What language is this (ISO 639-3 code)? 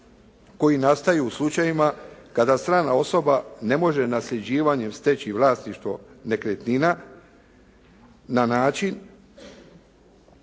hrv